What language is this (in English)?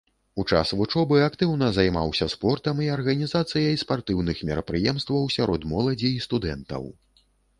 Belarusian